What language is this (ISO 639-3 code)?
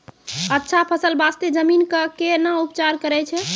mai